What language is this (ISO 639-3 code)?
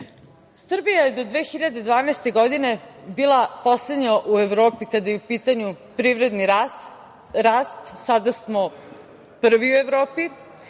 srp